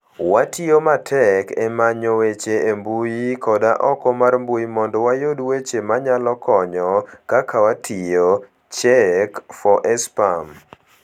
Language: Luo (Kenya and Tanzania)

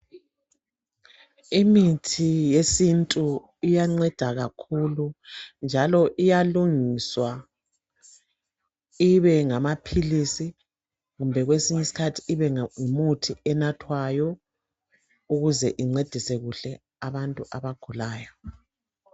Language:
North Ndebele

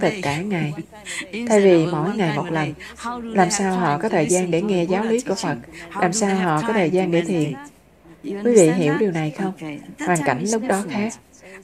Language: Vietnamese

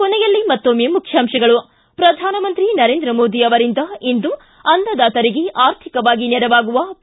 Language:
Kannada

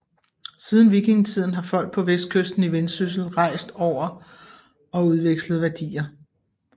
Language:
Danish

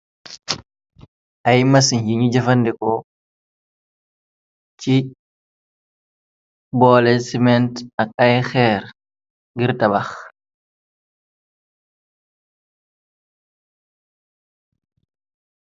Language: Wolof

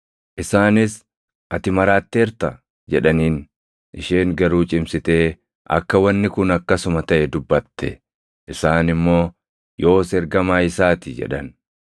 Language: Oromo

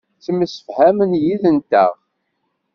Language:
Kabyle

